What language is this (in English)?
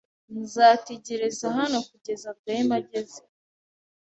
Kinyarwanda